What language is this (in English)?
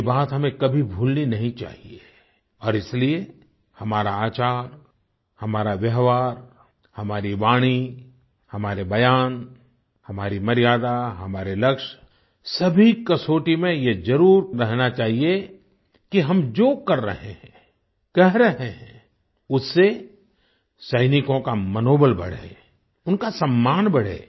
Hindi